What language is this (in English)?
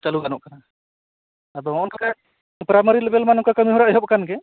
Santali